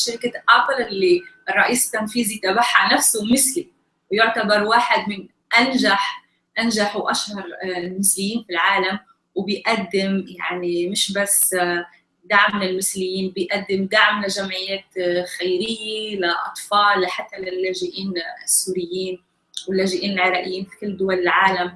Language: Arabic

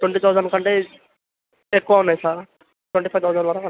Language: Telugu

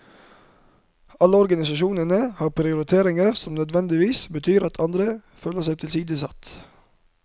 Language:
Norwegian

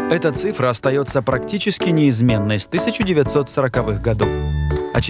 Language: Russian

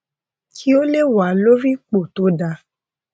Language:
Yoruba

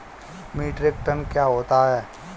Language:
Hindi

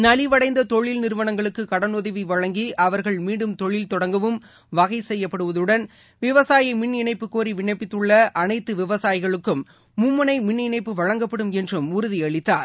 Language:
Tamil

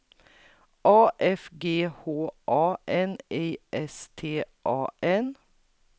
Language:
Swedish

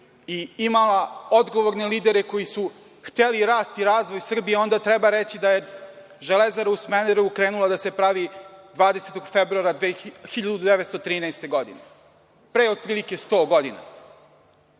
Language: Serbian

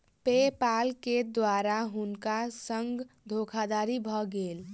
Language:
Maithili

